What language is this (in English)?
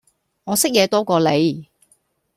Cantonese